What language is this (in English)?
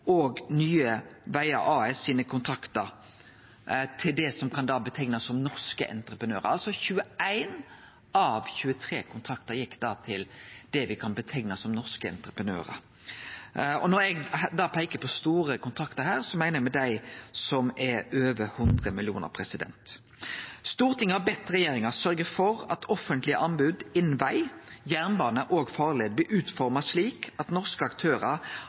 Norwegian Nynorsk